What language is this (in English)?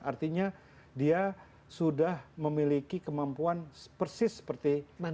Indonesian